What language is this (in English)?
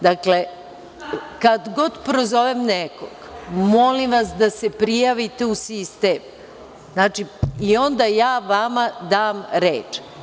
Serbian